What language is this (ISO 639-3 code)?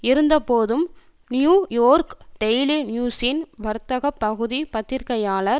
tam